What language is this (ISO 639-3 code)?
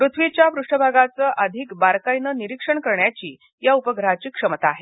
mar